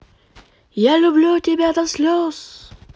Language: Russian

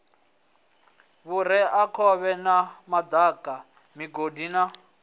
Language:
Venda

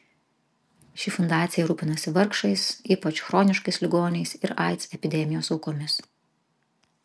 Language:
Lithuanian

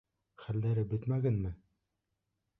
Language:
Bashkir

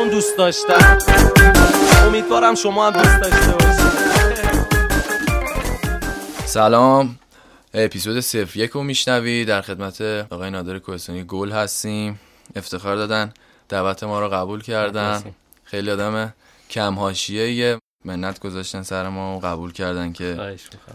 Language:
Persian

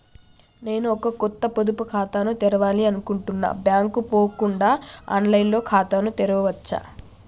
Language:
Telugu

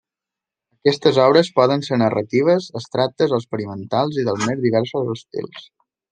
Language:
Catalan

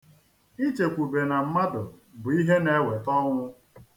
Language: Igbo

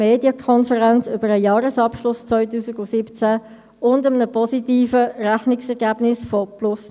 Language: Swiss German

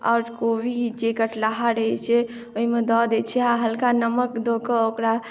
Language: Maithili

